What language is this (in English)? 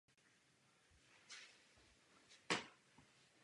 Czech